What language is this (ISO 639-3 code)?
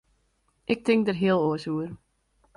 fry